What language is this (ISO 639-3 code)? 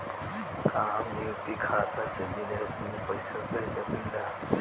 bho